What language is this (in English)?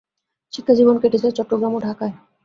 Bangla